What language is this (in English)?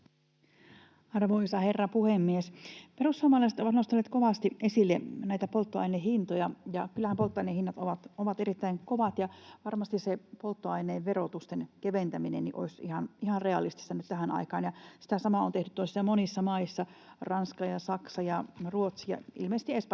Finnish